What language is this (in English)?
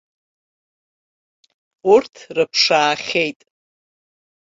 Abkhazian